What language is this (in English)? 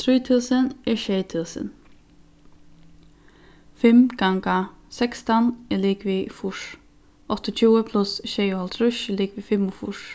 Faroese